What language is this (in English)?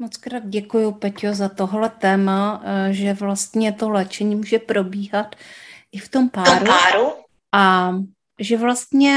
Czech